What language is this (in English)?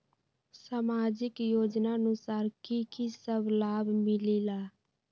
Magahi